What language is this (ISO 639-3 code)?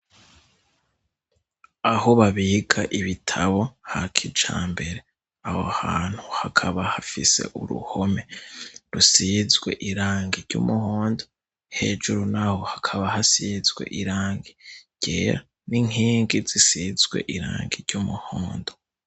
run